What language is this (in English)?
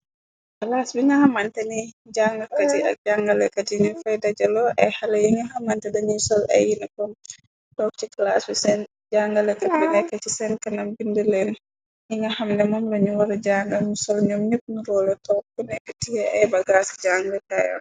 Wolof